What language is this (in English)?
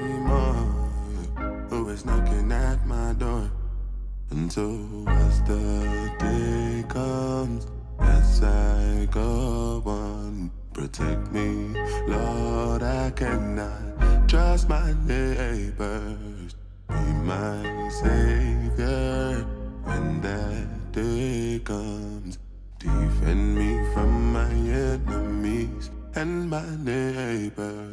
Croatian